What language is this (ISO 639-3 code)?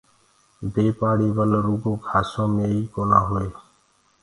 ggg